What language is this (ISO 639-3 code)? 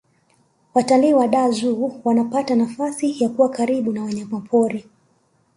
swa